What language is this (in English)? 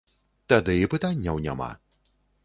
Belarusian